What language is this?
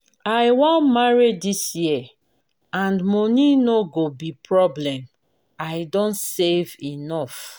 Nigerian Pidgin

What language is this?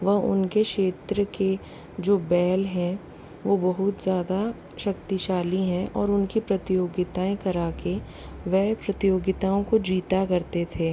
Hindi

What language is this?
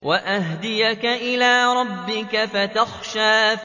Arabic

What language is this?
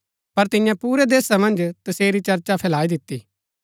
Gaddi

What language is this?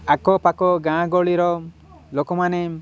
Odia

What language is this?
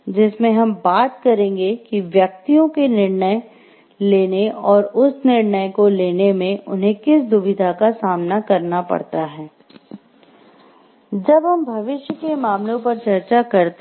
Hindi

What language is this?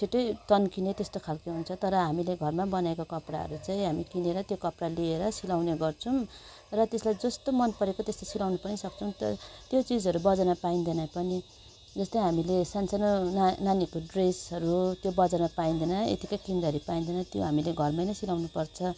Nepali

